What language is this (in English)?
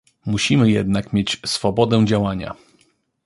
Polish